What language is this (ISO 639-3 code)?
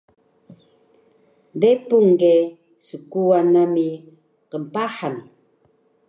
trv